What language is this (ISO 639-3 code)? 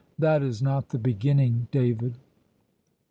eng